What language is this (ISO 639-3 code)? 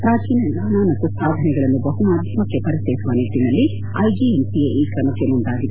kan